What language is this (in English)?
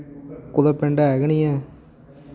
Dogri